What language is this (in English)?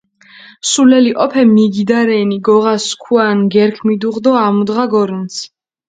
Mingrelian